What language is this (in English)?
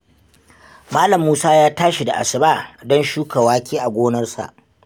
Hausa